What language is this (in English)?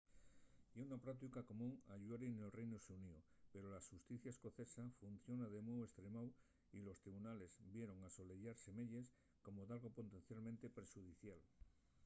Asturian